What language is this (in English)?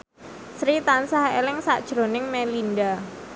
Javanese